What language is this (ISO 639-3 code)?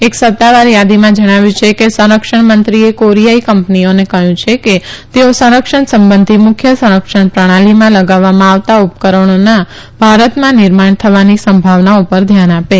guj